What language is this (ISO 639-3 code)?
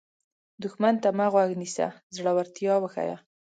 pus